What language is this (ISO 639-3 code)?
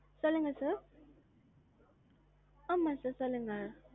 tam